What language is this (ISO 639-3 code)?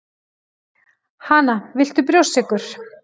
isl